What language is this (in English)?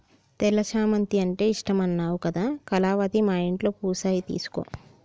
Telugu